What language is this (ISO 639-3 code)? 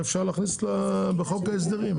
heb